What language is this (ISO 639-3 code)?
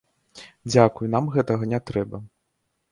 bel